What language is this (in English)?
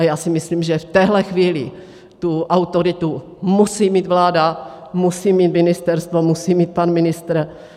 Czech